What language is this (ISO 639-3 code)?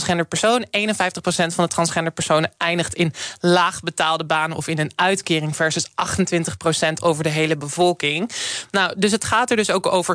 nld